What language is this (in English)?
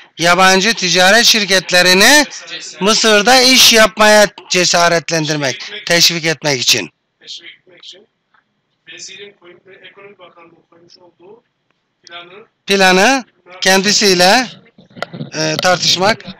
Turkish